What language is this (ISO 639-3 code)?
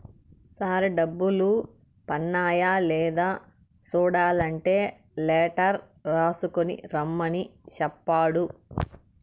tel